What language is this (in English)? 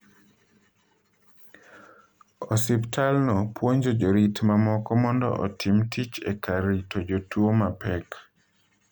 Luo (Kenya and Tanzania)